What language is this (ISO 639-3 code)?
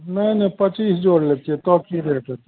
mai